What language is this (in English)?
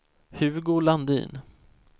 Swedish